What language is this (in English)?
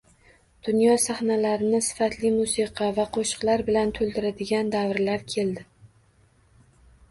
Uzbek